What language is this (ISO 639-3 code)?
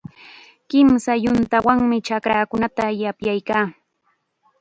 qxa